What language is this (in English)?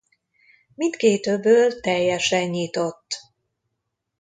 Hungarian